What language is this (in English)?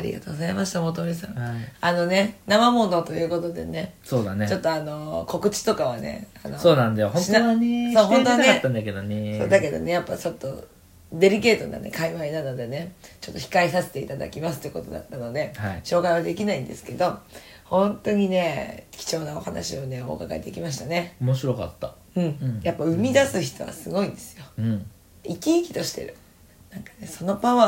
Japanese